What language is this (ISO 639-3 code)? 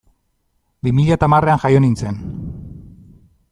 eus